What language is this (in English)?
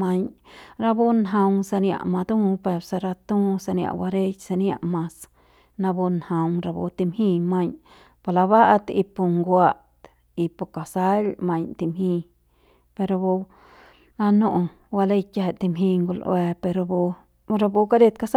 Central Pame